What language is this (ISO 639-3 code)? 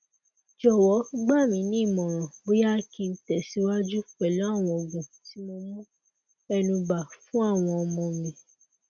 yor